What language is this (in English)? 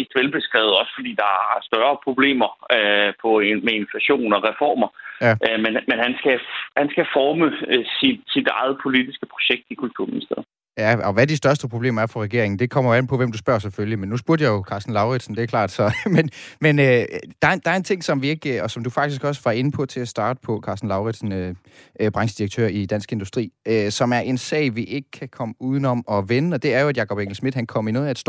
Danish